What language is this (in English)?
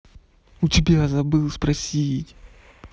Russian